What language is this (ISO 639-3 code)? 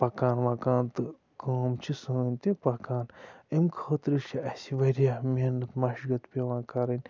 kas